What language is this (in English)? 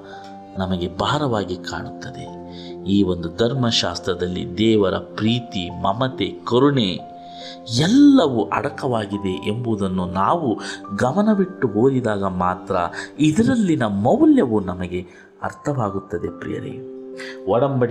Kannada